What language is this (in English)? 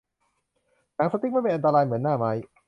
Thai